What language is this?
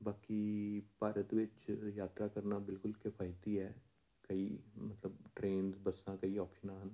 Punjabi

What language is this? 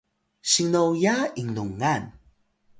Atayal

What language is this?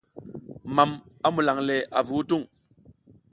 South Giziga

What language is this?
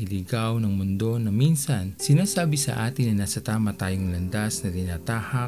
Filipino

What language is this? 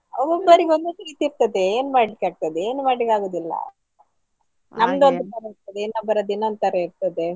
Kannada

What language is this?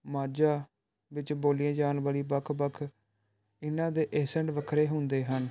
Punjabi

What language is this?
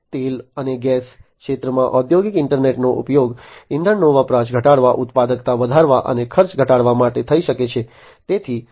Gujarati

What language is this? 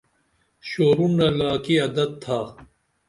Dameli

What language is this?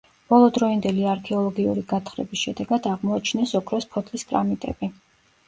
Georgian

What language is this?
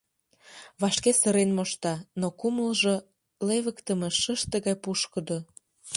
Mari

